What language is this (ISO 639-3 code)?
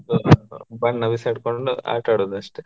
kan